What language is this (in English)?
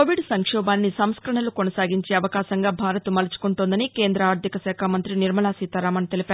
Telugu